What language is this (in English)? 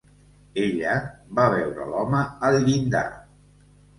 Catalan